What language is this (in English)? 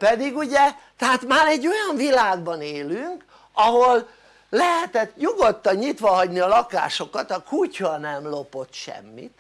Hungarian